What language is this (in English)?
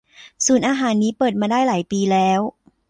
Thai